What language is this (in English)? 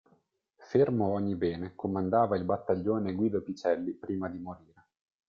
Italian